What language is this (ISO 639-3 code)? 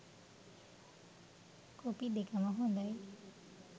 sin